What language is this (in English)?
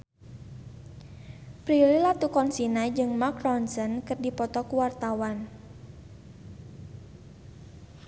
Sundanese